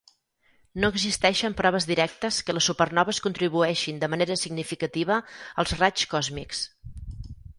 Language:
Catalan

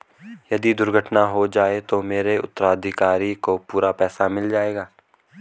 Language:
Hindi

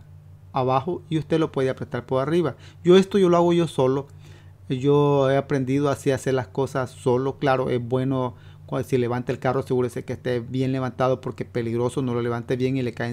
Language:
Spanish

